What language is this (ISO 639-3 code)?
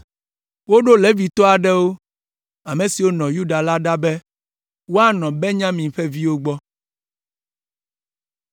ewe